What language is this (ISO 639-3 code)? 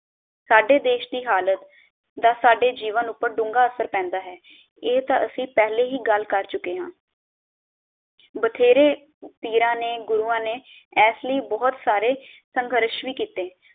pan